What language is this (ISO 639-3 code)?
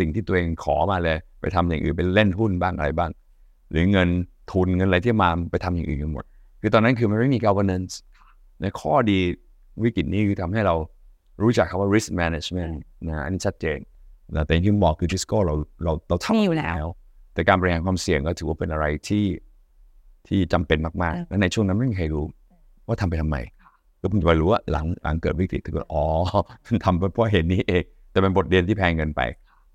tha